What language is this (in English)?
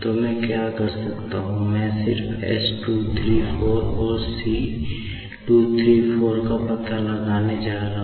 Hindi